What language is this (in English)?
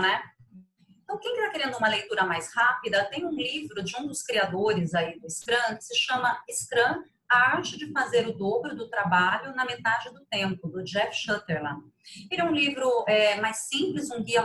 Portuguese